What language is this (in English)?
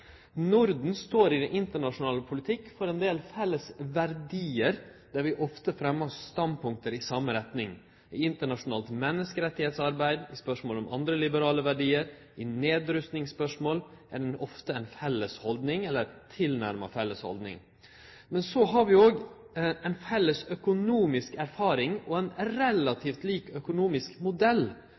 Norwegian Nynorsk